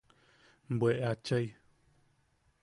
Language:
Yaqui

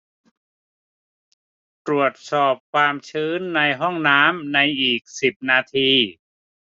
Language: Thai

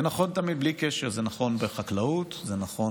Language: Hebrew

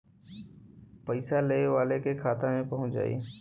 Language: Bhojpuri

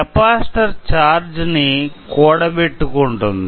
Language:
Telugu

